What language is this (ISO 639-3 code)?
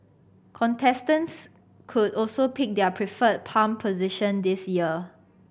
eng